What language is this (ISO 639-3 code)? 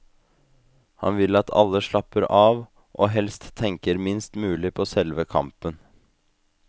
nor